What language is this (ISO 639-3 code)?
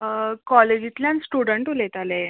kok